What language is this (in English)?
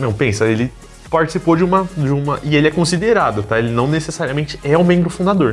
Portuguese